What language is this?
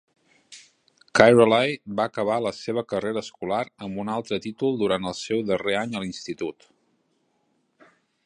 Catalan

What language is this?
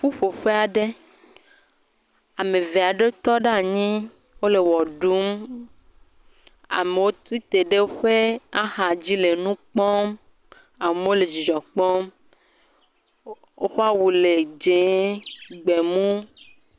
Ewe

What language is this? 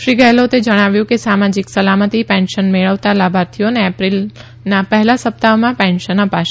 Gujarati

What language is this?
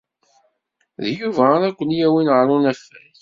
Kabyle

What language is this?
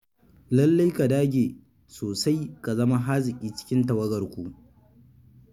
Hausa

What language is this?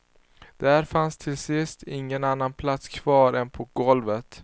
Swedish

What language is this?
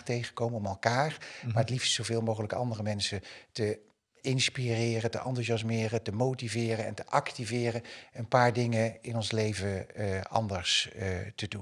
Dutch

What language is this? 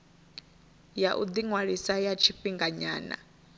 Venda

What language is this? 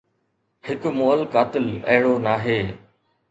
Sindhi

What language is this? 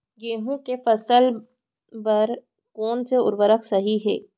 Chhattisgarhi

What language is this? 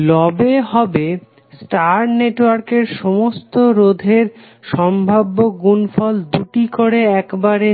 Bangla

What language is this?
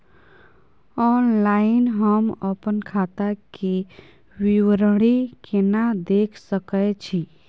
Maithili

